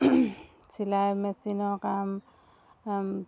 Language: Assamese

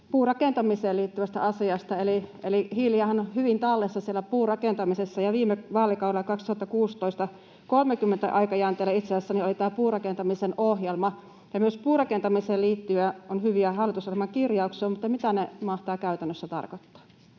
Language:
Finnish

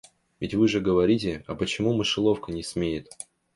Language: Russian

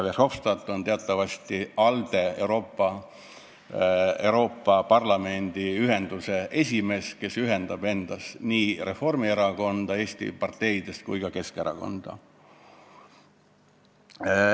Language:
Estonian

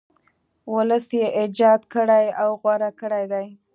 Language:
Pashto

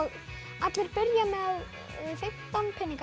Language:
Icelandic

